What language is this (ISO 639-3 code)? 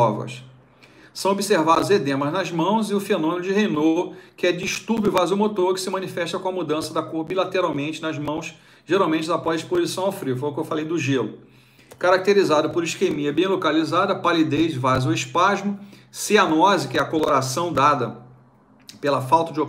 por